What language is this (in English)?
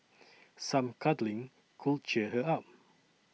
English